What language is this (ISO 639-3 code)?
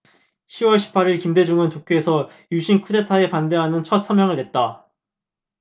kor